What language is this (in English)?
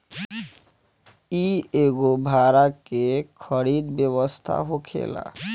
Bhojpuri